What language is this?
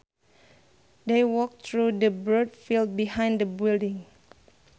Sundanese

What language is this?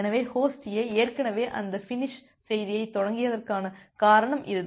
Tamil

